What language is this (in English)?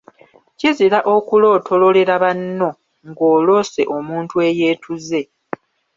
Ganda